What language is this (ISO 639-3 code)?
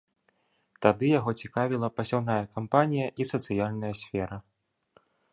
bel